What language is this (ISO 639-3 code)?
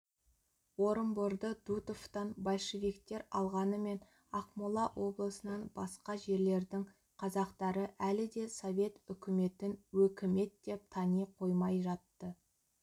kaz